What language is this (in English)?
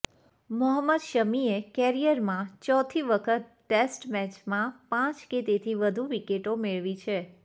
Gujarati